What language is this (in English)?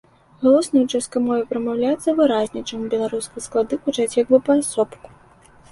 Belarusian